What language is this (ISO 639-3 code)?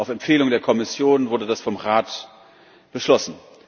deu